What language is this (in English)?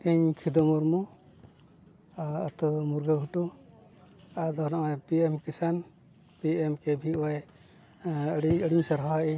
Santali